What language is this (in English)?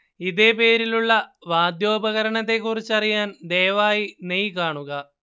Malayalam